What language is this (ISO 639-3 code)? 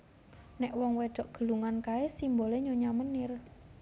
jav